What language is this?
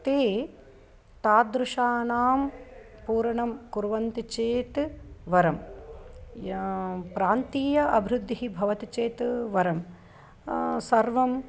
Sanskrit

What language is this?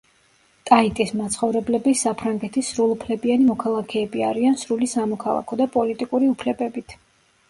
Georgian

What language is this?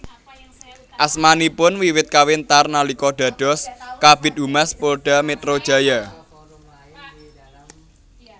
Javanese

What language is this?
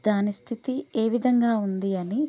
Telugu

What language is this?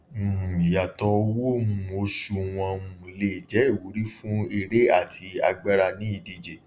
Yoruba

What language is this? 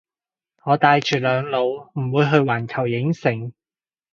Cantonese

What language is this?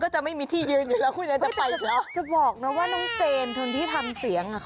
Thai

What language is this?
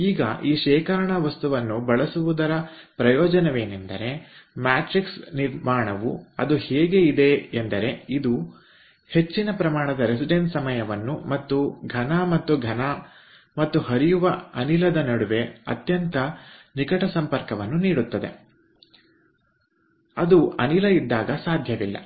Kannada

